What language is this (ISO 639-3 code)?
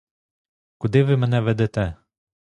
ukr